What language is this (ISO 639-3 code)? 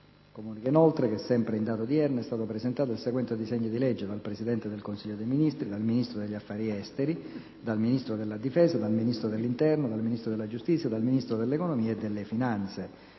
ita